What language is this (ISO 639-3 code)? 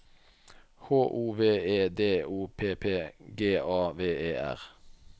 nor